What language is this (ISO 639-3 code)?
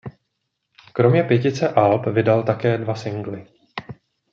ces